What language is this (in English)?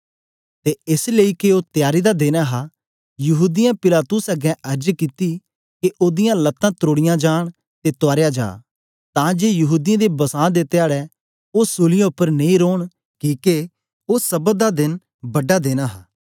Dogri